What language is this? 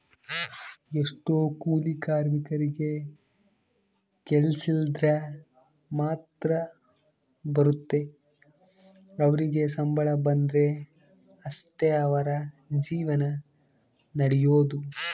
Kannada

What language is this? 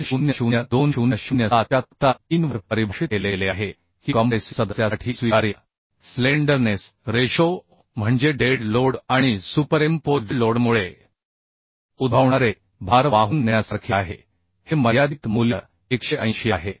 Marathi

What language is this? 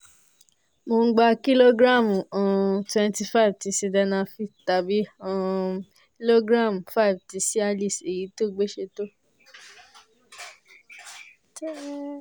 Yoruba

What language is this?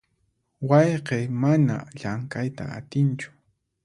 Puno Quechua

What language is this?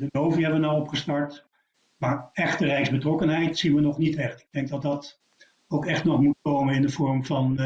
Dutch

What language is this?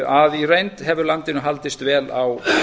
Icelandic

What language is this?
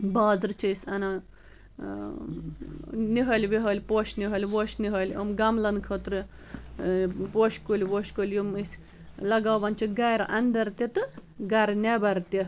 Kashmiri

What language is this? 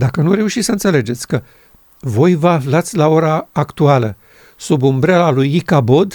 Romanian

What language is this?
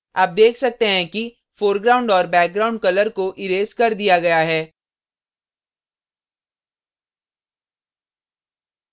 Hindi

